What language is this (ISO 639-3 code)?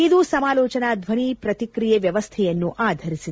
kan